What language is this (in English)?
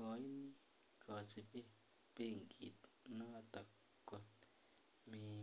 Kalenjin